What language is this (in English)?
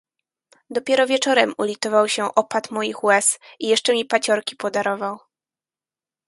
Polish